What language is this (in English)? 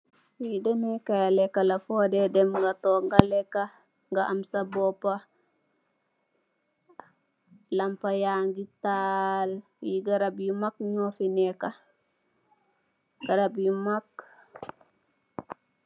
Wolof